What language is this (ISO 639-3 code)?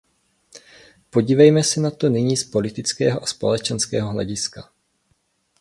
ces